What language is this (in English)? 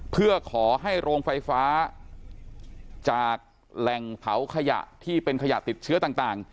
Thai